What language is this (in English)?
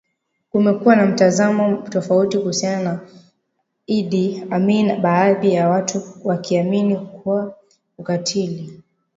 Swahili